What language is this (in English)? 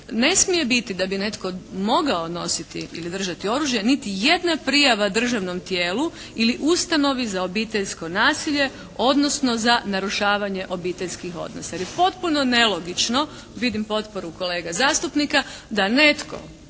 Croatian